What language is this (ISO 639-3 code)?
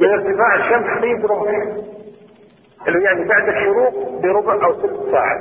ara